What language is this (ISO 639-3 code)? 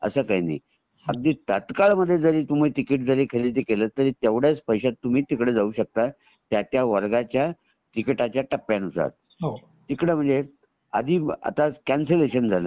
mar